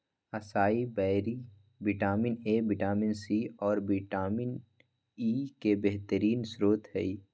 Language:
Magahi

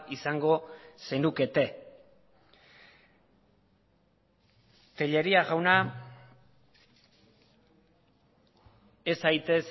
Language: Basque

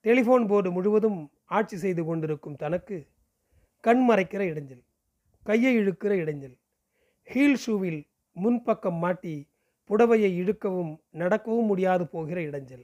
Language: Tamil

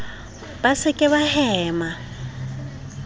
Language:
Southern Sotho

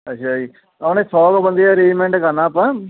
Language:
Punjabi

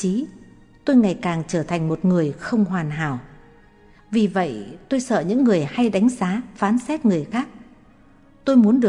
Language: Vietnamese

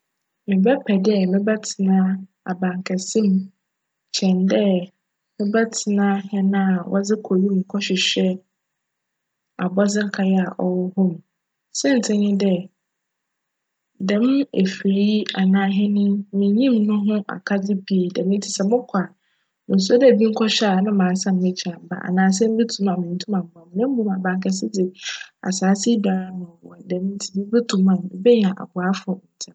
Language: Akan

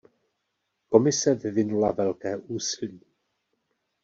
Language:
Czech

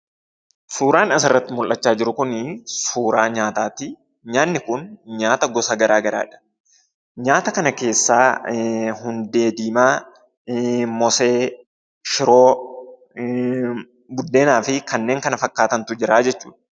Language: Oromo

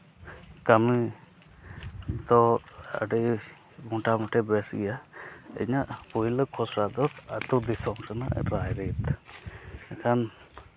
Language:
Santali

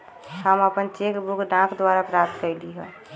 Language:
Magahi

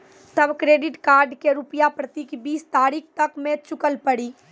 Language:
Maithili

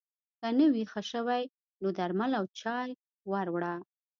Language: Pashto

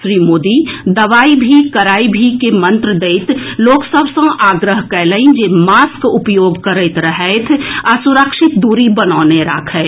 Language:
Maithili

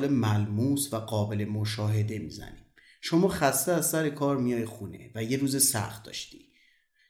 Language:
Persian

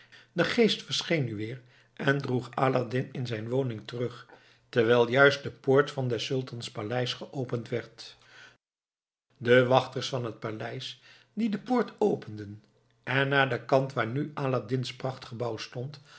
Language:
Dutch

